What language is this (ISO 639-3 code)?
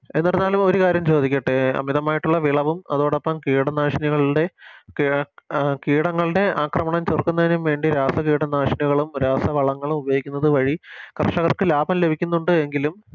mal